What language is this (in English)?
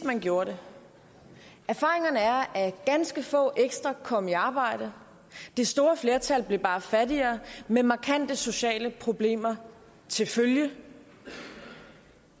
Danish